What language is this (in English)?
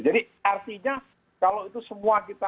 Indonesian